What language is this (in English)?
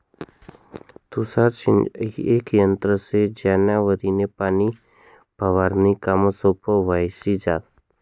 Marathi